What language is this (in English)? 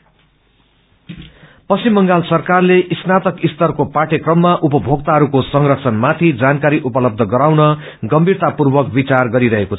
Nepali